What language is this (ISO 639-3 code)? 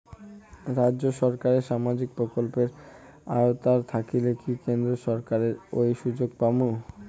ben